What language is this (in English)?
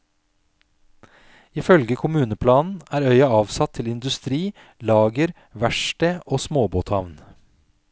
Norwegian